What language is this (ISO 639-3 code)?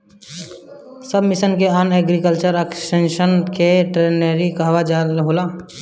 bho